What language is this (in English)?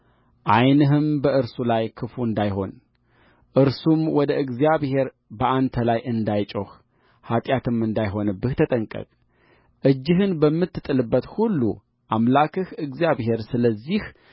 Amharic